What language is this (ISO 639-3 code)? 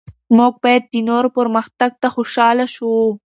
pus